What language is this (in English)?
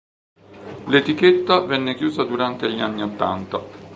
Italian